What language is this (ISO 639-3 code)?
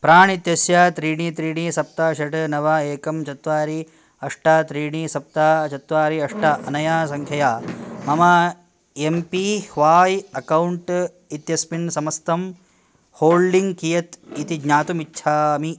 san